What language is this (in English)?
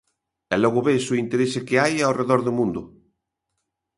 Galician